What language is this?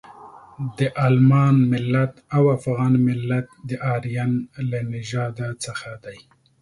Pashto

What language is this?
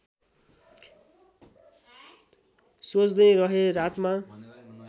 Nepali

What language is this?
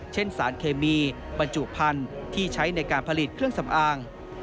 Thai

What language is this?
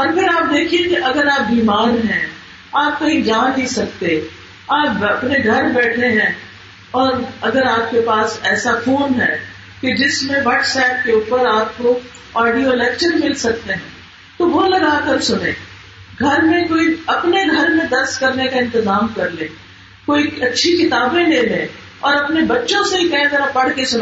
Urdu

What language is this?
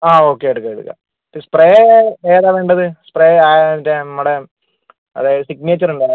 Malayalam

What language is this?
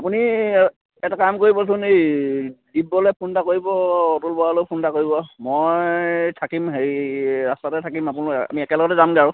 Assamese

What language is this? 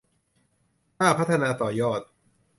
Thai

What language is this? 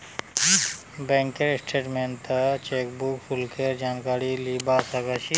Magahi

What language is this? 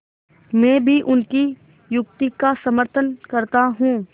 Hindi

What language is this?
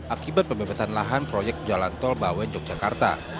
Indonesian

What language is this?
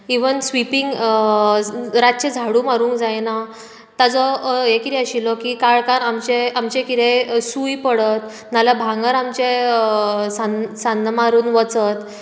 Konkani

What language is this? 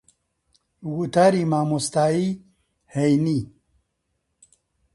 Central Kurdish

